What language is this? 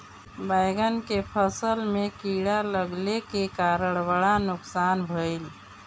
Bhojpuri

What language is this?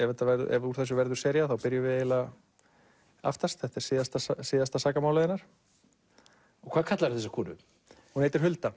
Icelandic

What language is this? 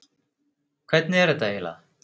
Icelandic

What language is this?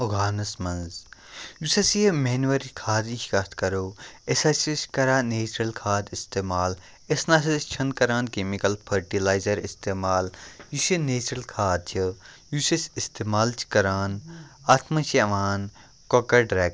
Kashmiri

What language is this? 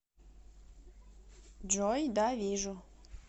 Russian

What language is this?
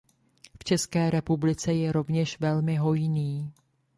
Czech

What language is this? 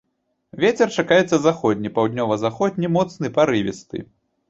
Belarusian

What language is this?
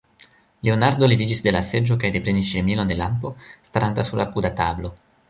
Esperanto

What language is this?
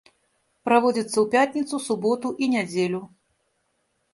Belarusian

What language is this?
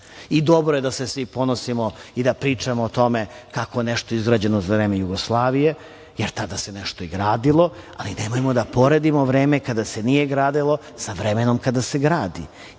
Serbian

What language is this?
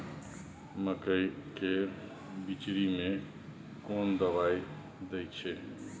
Maithili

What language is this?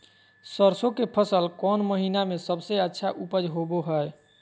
Magahi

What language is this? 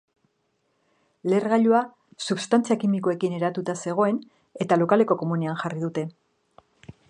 Basque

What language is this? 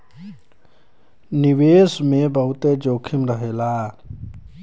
Bhojpuri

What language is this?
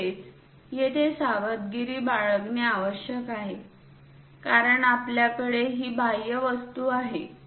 Marathi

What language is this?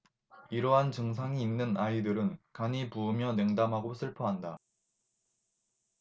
Korean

